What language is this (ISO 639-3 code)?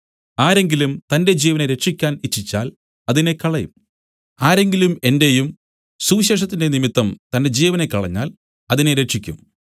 mal